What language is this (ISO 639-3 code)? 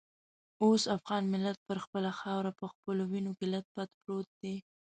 pus